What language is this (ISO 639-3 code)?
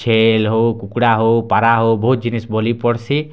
ori